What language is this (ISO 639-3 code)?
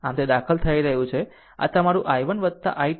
guj